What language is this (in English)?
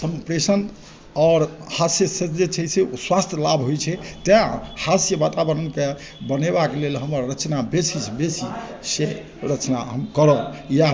Maithili